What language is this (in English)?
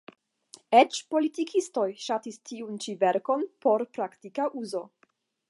Esperanto